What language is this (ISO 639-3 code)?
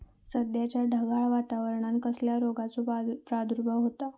mar